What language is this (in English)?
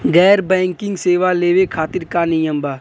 Bhojpuri